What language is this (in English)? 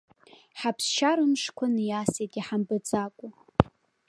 Abkhazian